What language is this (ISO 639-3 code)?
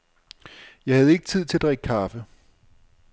dan